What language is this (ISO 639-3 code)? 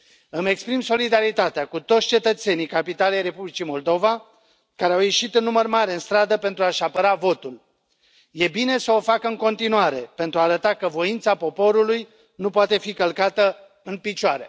ron